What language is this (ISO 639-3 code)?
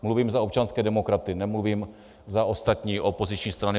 ces